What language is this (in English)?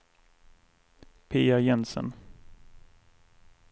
Swedish